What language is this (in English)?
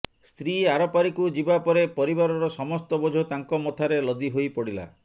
Odia